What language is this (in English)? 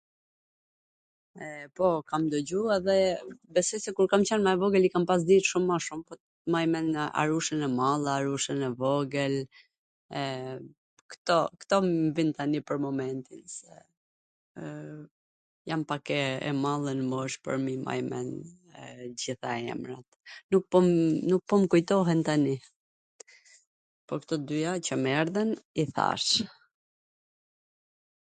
Gheg Albanian